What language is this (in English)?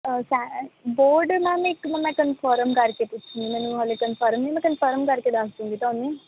Punjabi